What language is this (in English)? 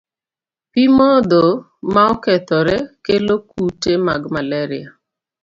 Luo (Kenya and Tanzania)